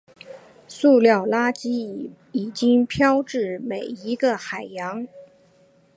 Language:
Chinese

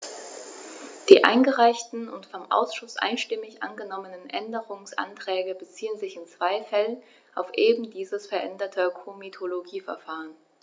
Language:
German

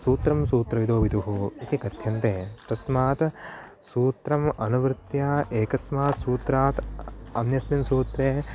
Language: Sanskrit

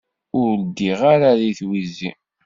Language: Kabyle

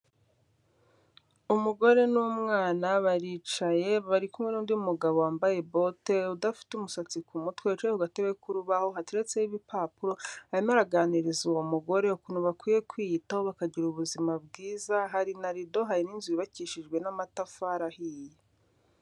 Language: Kinyarwanda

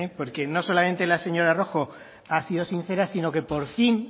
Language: Spanish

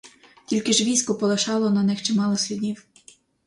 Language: Ukrainian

